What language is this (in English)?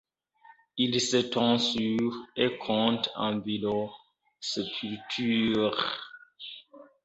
French